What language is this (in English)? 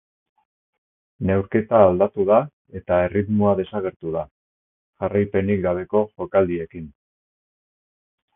Basque